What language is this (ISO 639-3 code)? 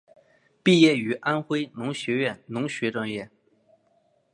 zho